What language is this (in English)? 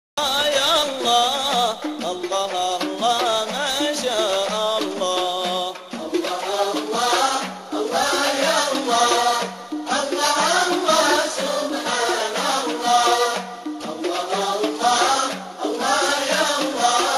Arabic